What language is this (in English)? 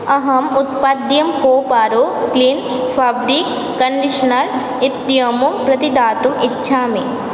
Sanskrit